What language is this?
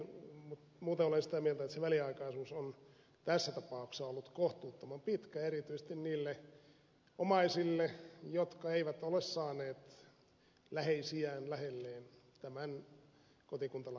Finnish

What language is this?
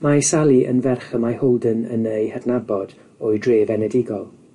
Welsh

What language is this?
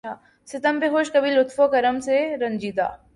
Urdu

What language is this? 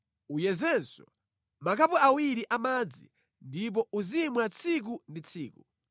Nyanja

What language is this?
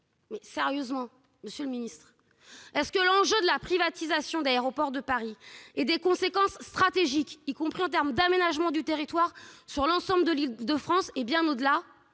French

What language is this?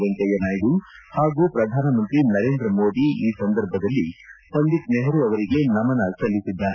Kannada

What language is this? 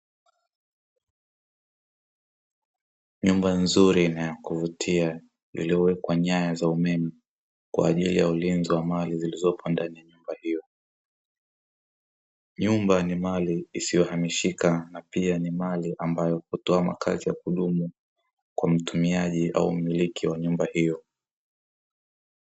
Swahili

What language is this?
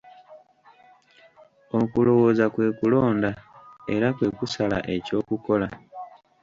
Ganda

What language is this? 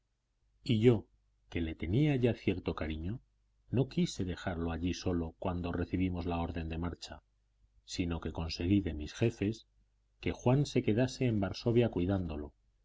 Spanish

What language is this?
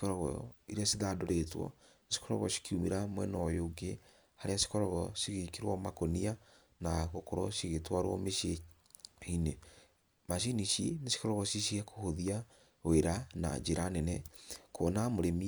Kikuyu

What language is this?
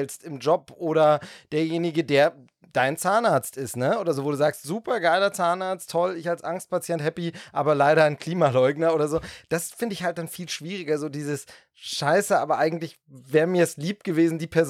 German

